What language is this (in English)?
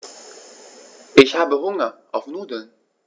German